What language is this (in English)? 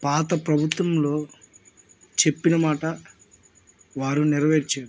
Telugu